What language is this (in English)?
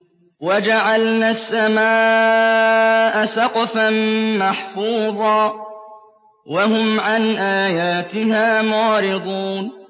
Arabic